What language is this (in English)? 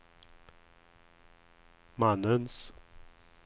Swedish